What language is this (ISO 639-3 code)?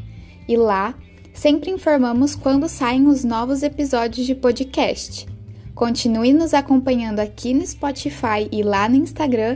por